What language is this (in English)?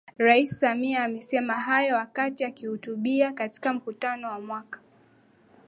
Swahili